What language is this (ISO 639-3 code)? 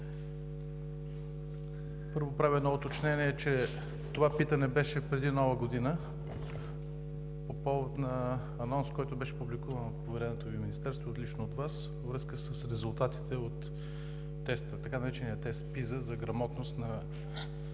bul